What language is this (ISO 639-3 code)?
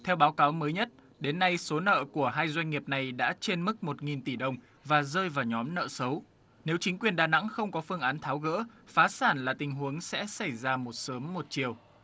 vie